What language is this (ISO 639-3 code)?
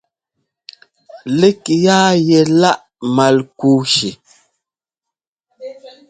jgo